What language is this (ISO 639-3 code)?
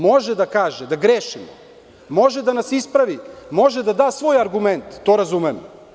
srp